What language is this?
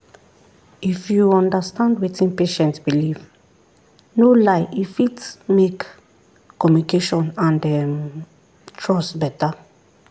Nigerian Pidgin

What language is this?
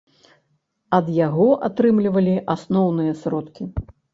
Belarusian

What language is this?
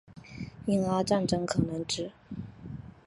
Chinese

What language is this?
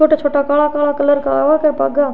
Rajasthani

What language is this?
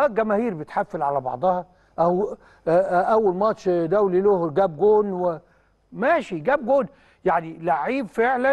Arabic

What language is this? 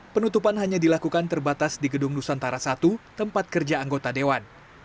Indonesian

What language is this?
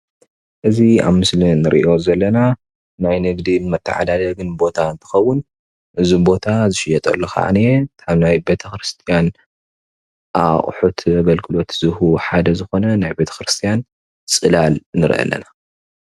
Tigrinya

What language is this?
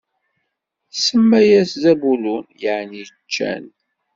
Kabyle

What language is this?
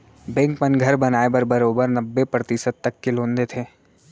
Chhattisgarhi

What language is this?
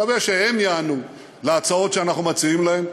Hebrew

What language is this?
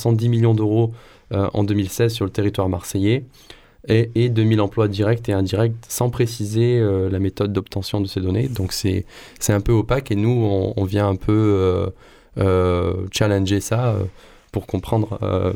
French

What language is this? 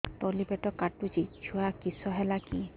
Odia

